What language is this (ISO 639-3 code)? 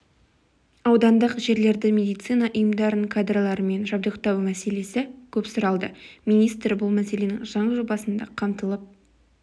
kaz